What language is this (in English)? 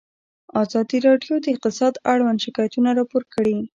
Pashto